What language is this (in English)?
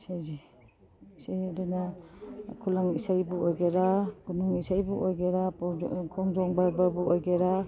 Manipuri